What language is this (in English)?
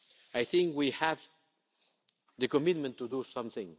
English